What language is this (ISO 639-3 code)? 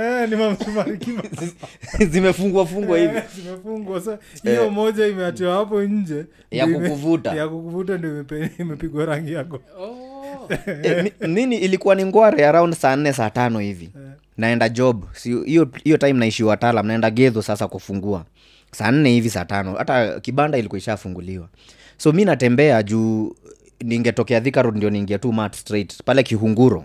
swa